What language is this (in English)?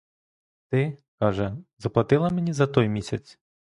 Ukrainian